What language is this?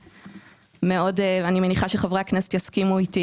Hebrew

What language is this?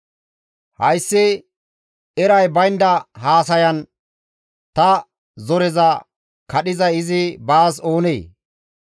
Gamo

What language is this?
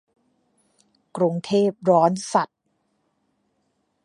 Thai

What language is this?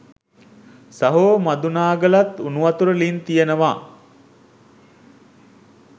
Sinhala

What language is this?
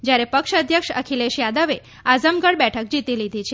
Gujarati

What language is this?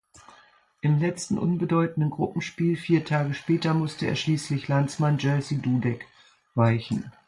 German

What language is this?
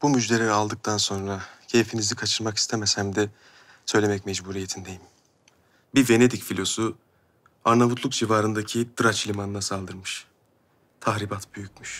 Turkish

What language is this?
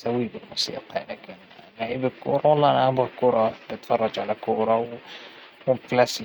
Hijazi Arabic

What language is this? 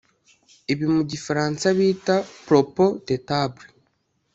Kinyarwanda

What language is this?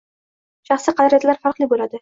Uzbek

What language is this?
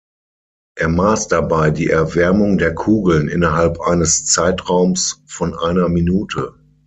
German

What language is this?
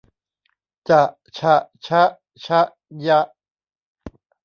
Thai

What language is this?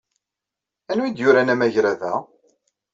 Kabyle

